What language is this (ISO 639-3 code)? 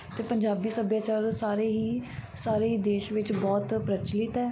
pan